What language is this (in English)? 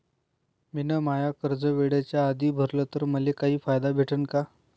Marathi